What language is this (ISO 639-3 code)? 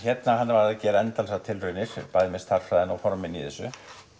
isl